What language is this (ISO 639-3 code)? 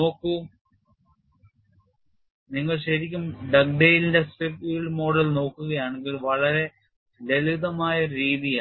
mal